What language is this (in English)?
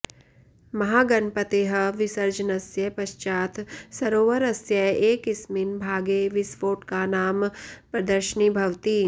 Sanskrit